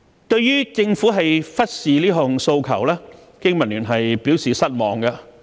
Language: Cantonese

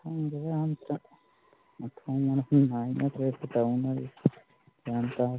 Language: Manipuri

